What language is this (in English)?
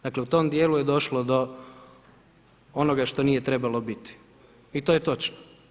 Croatian